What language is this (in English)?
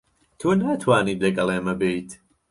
Central Kurdish